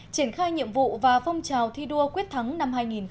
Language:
Vietnamese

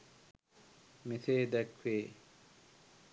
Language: Sinhala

